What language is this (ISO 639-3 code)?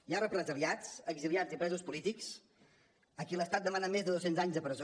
cat